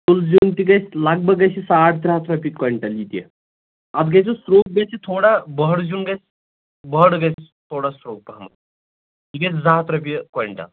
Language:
Kashmiri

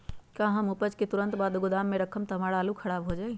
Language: Magahi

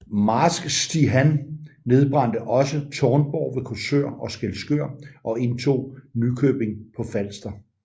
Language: Danish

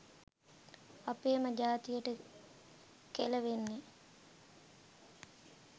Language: Sinhala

